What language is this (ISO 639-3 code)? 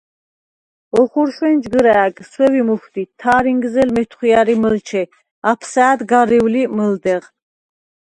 sva